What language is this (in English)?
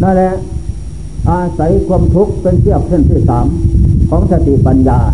Thai